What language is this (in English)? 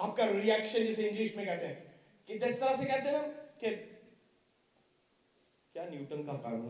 Urdu